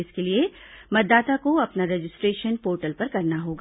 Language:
Hindi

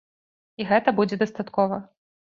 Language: Belarusian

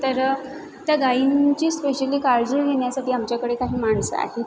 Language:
Marathi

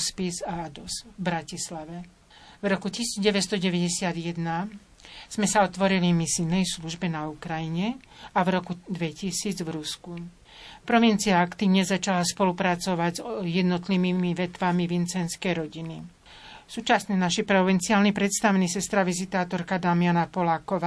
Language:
Slovak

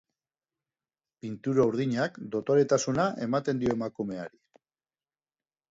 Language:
Basque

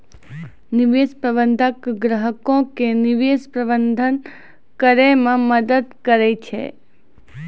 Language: Maithili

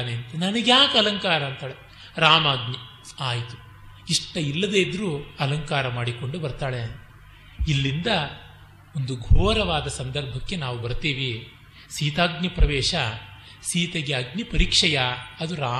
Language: Kannada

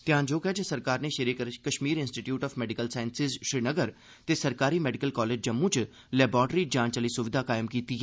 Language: Dogri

